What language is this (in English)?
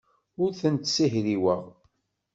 Kabyle